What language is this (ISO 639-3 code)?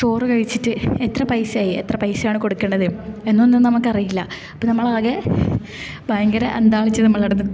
mal